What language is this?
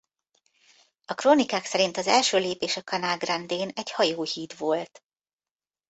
Hungarian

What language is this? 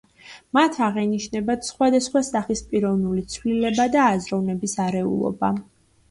Georgian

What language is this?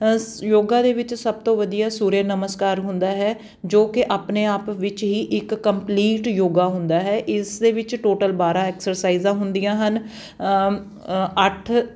Punjabi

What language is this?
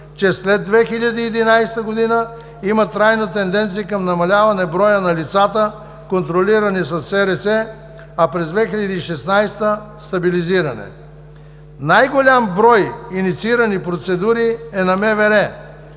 Bulgarian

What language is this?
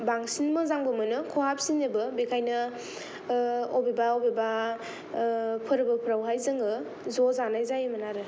Bodo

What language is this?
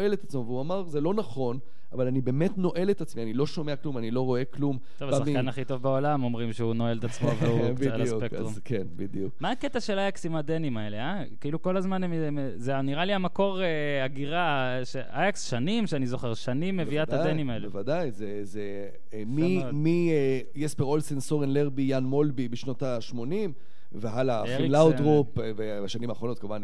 Hebrew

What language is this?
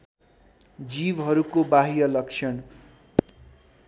Nepali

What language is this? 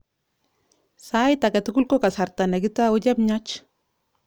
Kalenjin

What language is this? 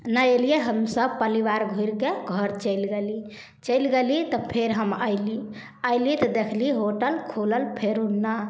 Maithili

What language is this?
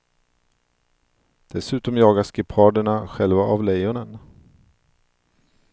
Swedish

